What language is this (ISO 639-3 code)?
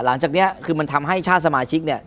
tha